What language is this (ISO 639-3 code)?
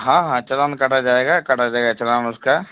urd